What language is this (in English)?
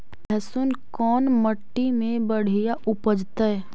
Magahi